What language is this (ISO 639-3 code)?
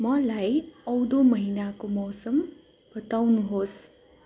nep